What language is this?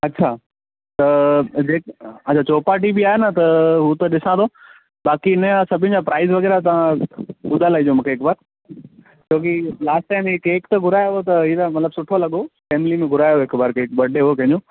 Sindhi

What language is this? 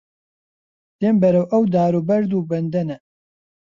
Central Kurdish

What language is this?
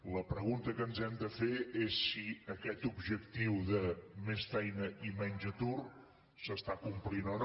Catalan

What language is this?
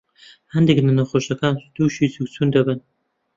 Central Kurdish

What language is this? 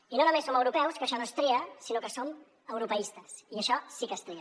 Catalan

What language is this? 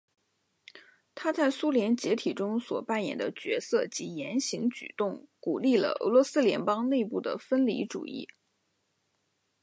Chinese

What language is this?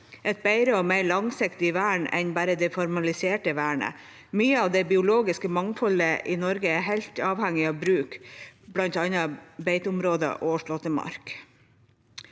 Norwegian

